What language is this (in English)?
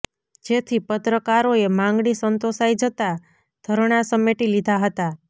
Gujarati